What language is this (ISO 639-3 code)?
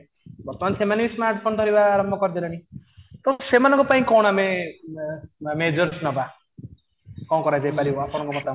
ori